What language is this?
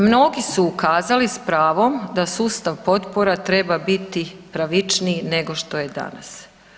Croatian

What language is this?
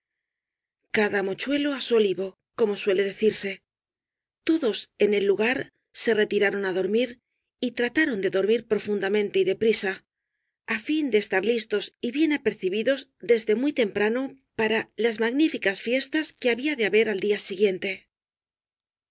Spanish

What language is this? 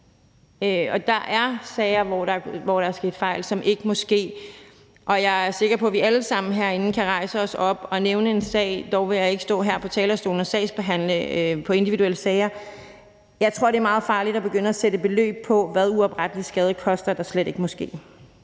Danish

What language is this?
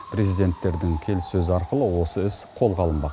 Kazakh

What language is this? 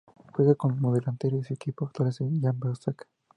Spanish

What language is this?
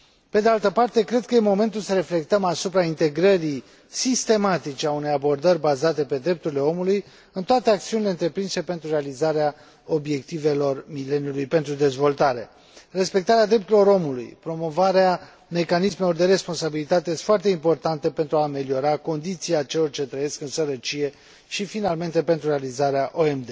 Romanian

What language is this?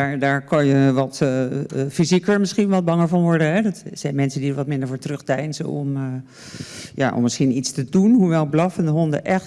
Dutch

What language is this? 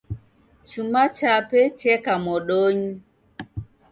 Taita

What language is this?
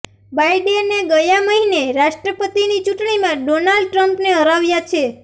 Gujarati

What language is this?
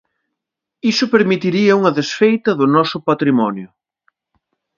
Galician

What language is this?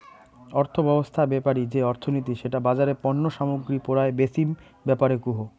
Bangla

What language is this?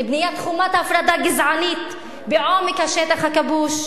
Hebrew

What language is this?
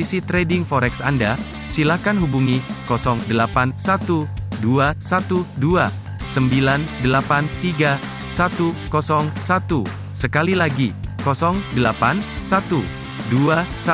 Indonesian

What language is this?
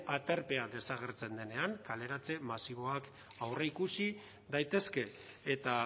Basque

